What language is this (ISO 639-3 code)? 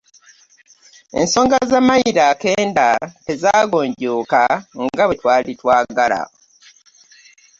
lug